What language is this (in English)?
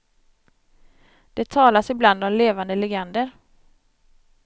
Swedish